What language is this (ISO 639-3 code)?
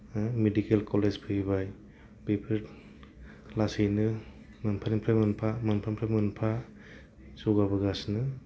brx